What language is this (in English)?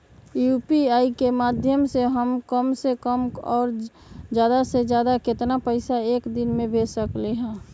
Magahi